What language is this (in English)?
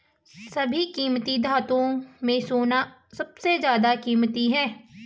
Hindi